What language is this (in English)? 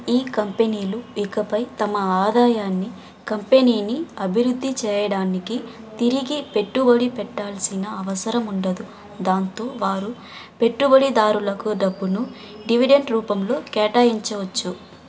Telugu